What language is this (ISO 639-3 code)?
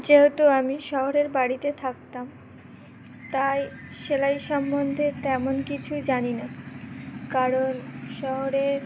ben